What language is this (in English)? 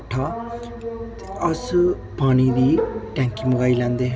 Dogri